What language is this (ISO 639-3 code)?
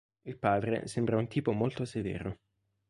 ita